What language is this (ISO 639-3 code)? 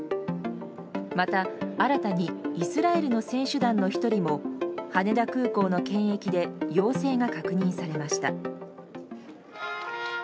jpn